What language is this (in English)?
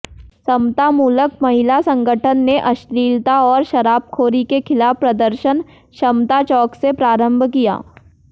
Hindi